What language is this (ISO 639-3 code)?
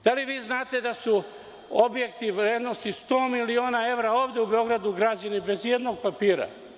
srp